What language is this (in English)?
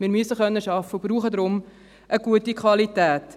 Swiss German